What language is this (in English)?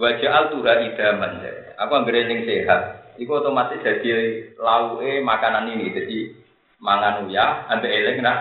Indonesian